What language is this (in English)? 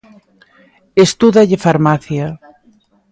Galician